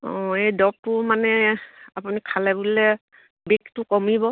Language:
Assamese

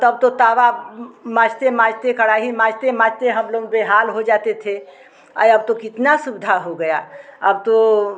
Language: Hindi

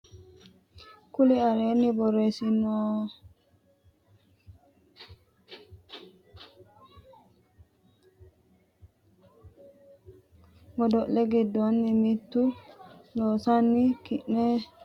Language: Sidamo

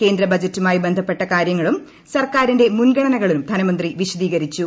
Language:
Malayalam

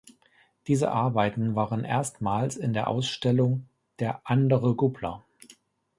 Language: German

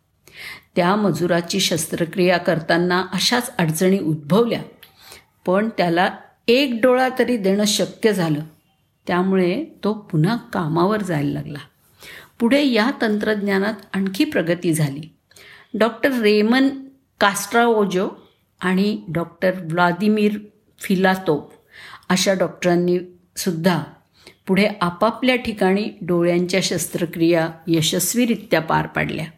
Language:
Marathi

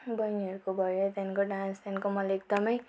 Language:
Nepali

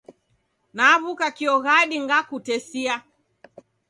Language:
Taita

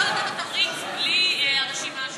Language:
Hebrew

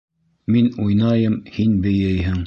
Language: Bashkir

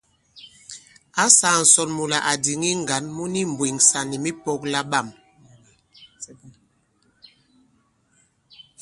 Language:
Bankon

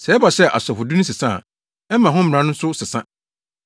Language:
Akan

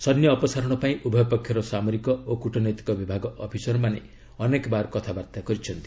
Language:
Odia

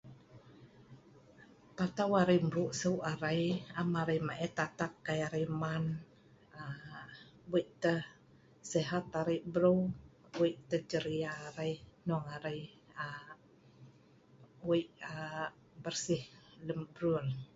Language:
Sa'ban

